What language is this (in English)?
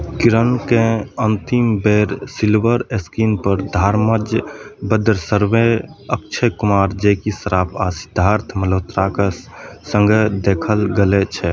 Maithili